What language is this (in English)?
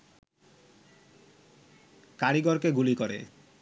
Bangla